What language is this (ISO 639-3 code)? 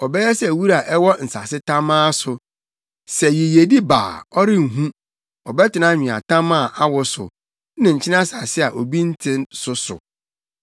aka